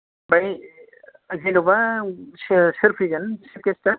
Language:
Bodo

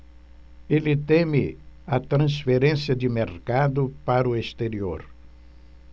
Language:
Portuguese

